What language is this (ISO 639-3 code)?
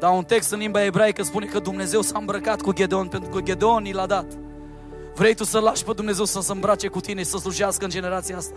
ron